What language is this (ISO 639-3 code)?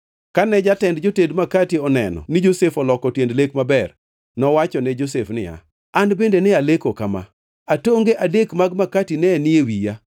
luo